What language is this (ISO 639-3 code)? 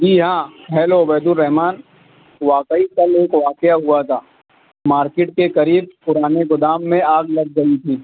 urd